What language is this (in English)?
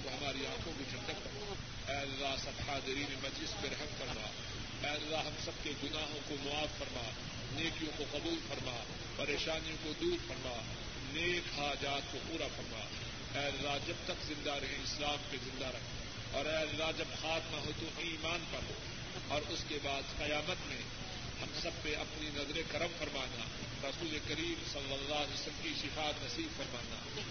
Urdu